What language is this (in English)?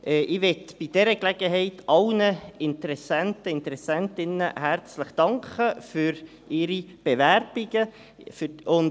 Swiss German